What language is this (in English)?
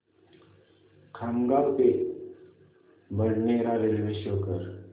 Marathi